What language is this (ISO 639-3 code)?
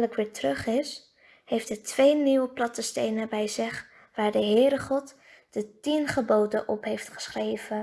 nld